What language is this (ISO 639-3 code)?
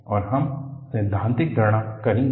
hin